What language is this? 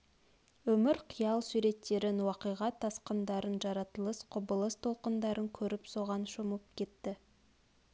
Kazakh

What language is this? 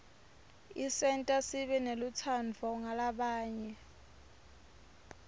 Swati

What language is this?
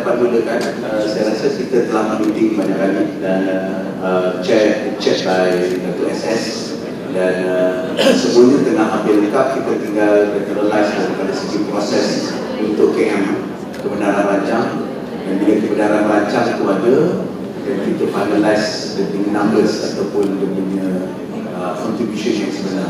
Malay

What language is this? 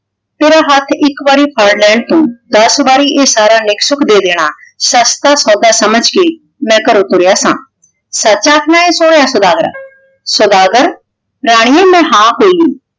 Punjabi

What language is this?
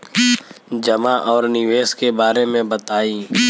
Bhojpuri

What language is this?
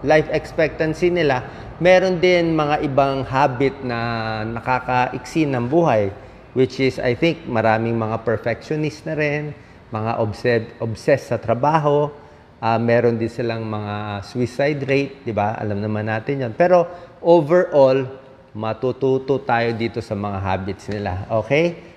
Filipino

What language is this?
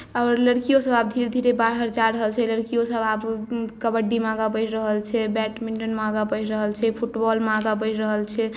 Maithili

